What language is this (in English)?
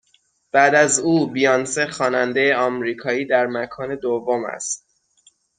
Persian